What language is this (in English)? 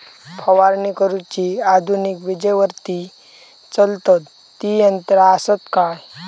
Marathi